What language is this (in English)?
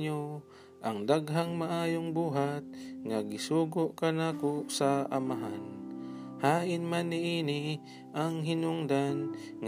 Filipino